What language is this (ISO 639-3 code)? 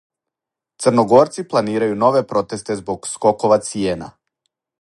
srp